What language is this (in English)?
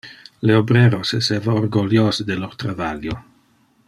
Interlingua